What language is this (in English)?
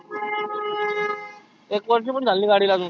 Marathi